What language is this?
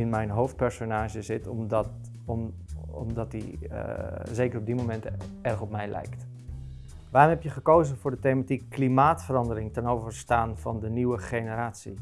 Dutch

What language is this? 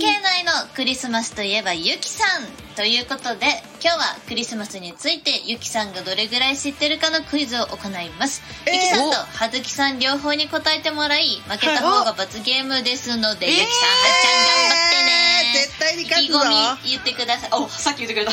Japanese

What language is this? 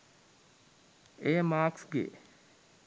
Sinhala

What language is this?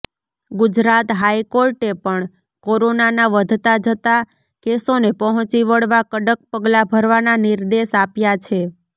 Gujarati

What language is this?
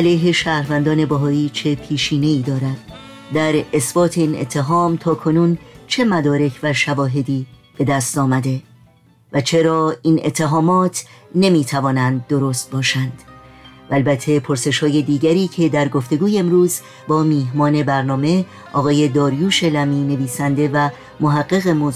Persian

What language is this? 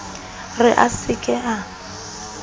Southern Sotho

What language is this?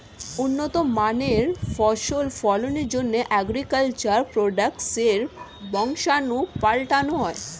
Bangla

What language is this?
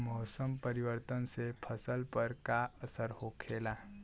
Bhojpuri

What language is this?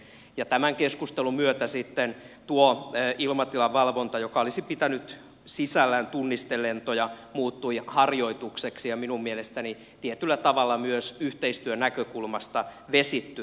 Finnish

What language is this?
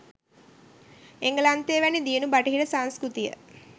Sinhala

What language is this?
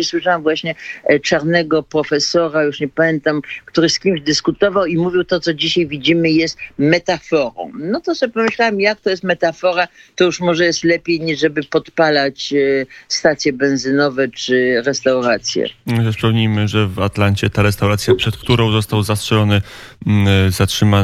Polish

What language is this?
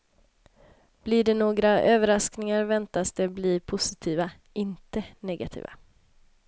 Swedish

